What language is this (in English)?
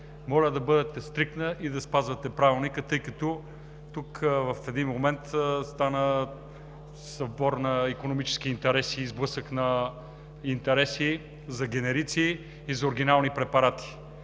Bulgarian